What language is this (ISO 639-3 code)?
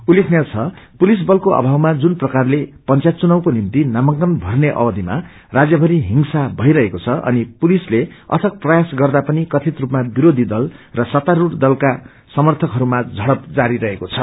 nep